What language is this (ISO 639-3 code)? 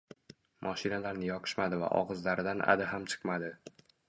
uzb